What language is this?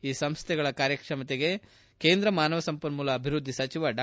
Kannada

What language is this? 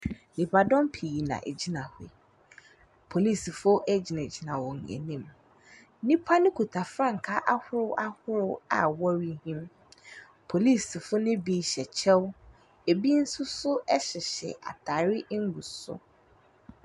Akan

